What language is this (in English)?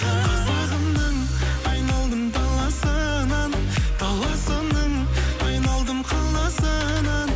Kazakh